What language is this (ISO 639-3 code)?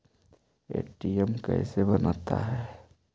mag